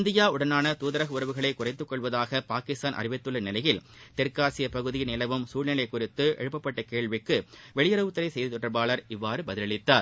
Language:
Tamil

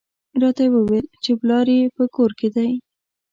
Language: Pashto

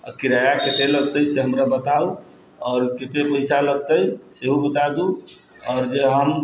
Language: Maithili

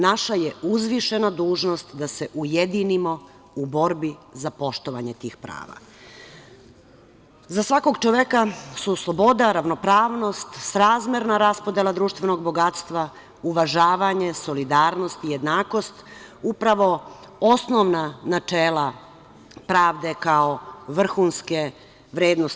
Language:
Serbian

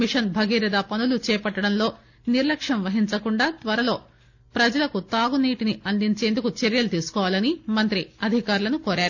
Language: Telugu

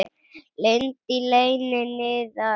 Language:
Icelandic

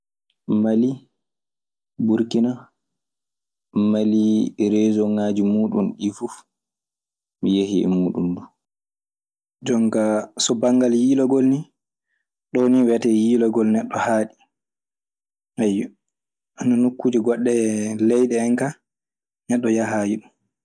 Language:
Maasina Fulfulde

